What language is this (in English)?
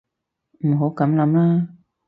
Cantonese